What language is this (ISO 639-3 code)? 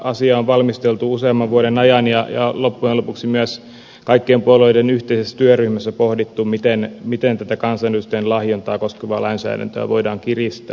fin